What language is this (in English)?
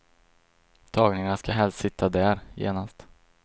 Swedish